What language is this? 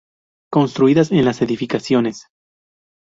Spanish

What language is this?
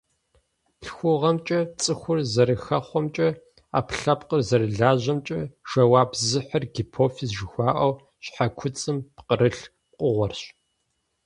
Kabardian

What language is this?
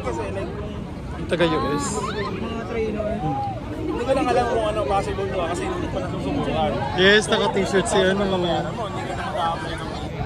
Filipino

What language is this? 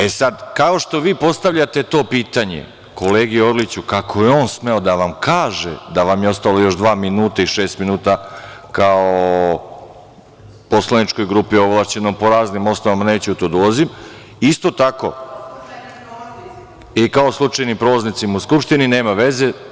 Serbian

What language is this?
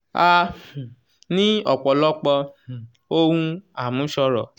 Yoruba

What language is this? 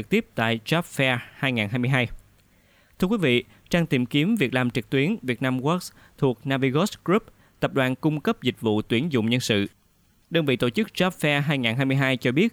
Vietnamese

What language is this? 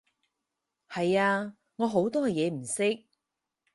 Cantonese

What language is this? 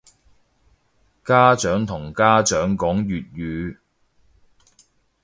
Cantonese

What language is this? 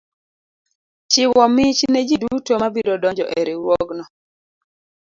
Luo (Kenya and Tanzania)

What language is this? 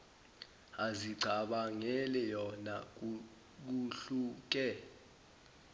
Zulu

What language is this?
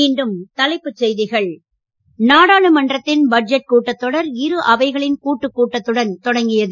Tamil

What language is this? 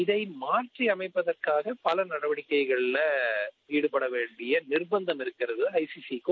Tamil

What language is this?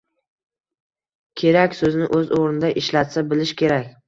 Uzbek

